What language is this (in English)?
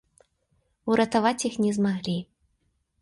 Belarusian